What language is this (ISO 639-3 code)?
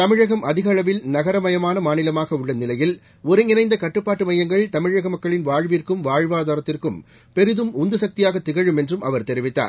tam